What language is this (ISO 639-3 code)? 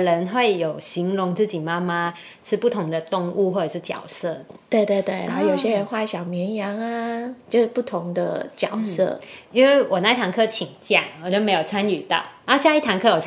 zho